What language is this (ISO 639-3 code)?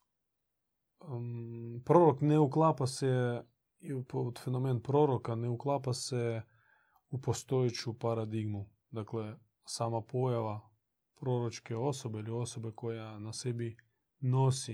hrv